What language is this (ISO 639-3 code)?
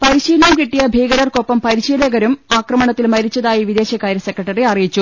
mal